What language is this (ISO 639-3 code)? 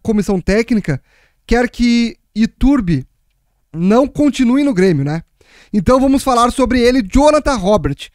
por